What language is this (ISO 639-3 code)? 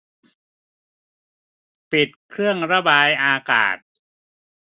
tha